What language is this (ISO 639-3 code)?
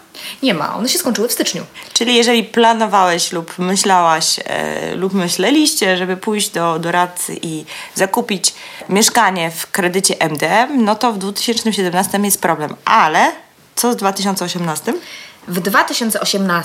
pol